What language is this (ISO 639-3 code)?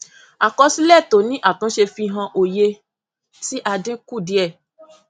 yor